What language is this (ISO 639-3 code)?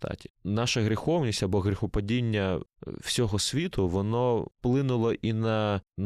ukr